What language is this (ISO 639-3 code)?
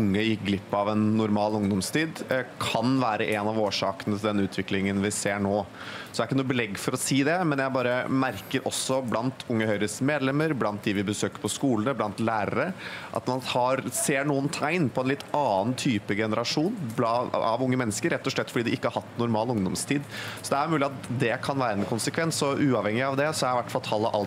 nor